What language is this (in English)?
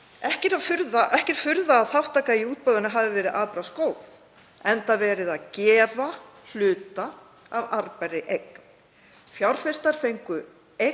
Icelandic